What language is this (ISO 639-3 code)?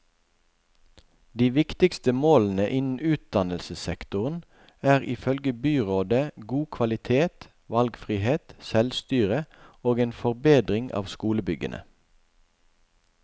nor